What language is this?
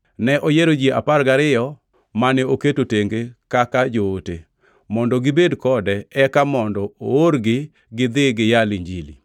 Luo (Kenya and Tanzania)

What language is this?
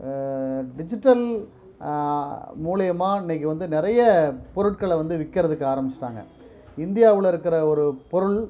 Tamil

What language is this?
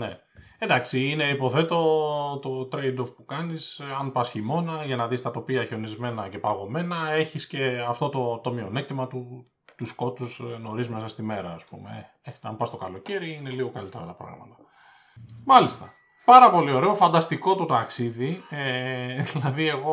Greek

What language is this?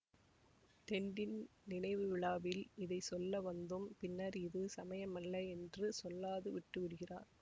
Tamil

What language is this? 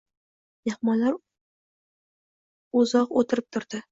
Uzbek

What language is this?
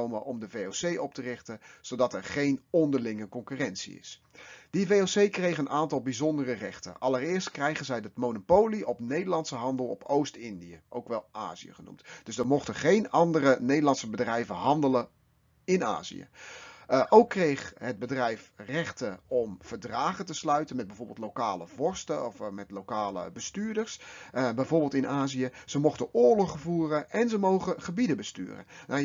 Dutch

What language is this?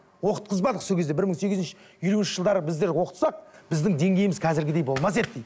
Kazakh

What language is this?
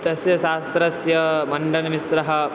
Sanskrit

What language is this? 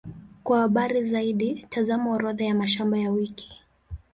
Swahili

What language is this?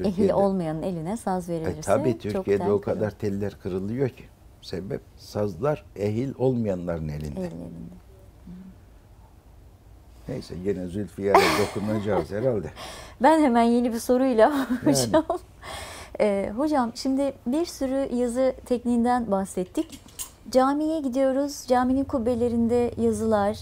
Turkish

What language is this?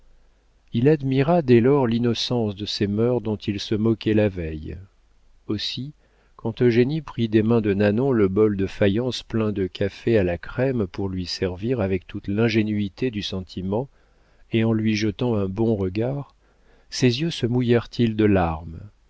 French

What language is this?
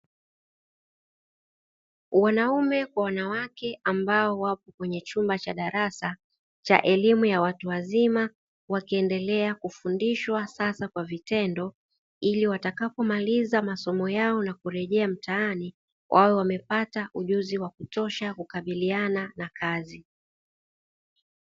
Swahili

